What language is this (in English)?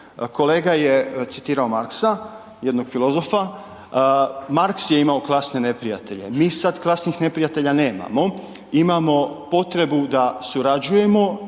Croatian